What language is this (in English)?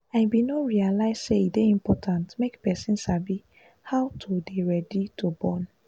Nigerian Pidgin